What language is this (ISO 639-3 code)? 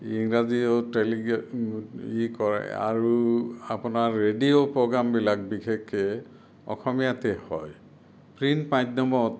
asm